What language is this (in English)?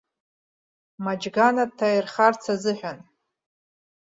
Abkhazian